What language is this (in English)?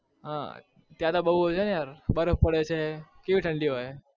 Gujarati